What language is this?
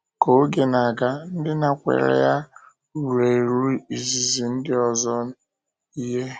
Igbo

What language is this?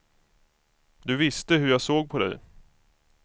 Swedish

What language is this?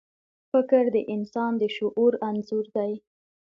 Pashto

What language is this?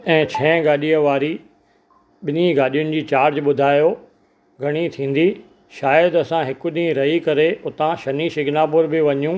Sindhi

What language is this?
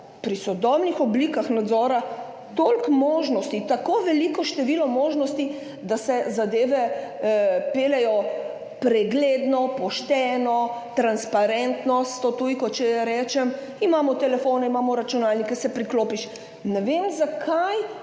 Slovenian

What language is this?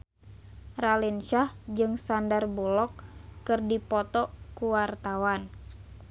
Sundanese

